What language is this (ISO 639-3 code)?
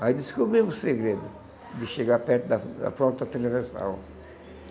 por